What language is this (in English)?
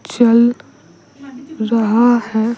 Hindi